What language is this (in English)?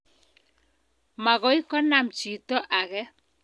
Kalenjin